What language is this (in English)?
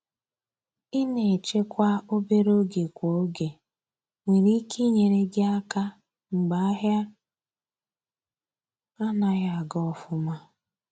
Igbo